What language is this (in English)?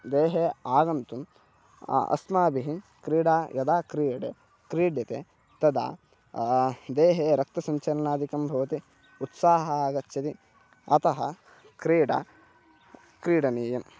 Sanskrit